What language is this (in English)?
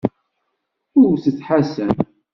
Kabyle